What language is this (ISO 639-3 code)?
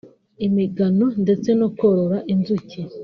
kin